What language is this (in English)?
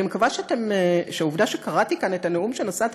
Hebrew